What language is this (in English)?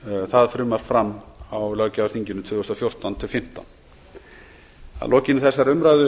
Icelandic